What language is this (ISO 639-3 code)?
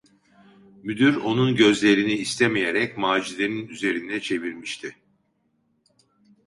tur